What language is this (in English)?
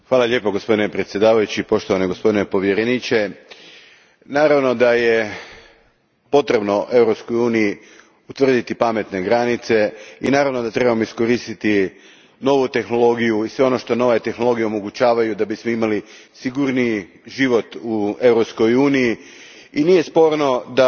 Croatian